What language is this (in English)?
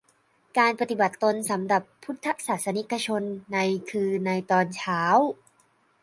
Thai